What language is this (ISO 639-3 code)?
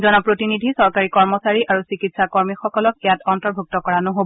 asm